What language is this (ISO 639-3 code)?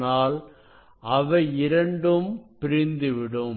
tam